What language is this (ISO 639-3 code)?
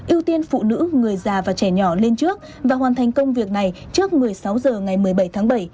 vie